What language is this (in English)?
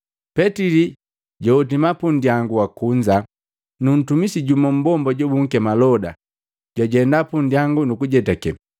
Matengo